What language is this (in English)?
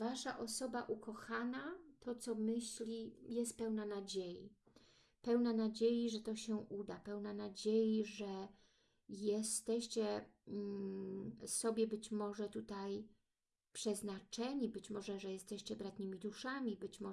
Polish